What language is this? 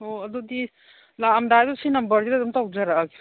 Manipuri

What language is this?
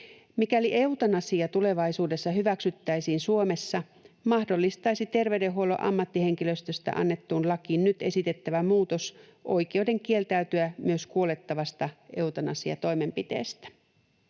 Finnish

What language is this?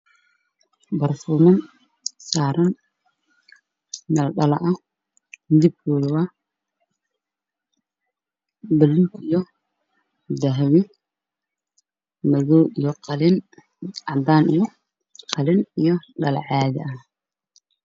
Somali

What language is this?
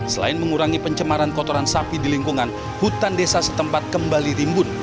Indonesian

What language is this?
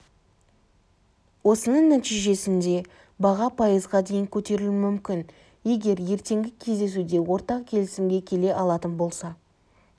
Kazakh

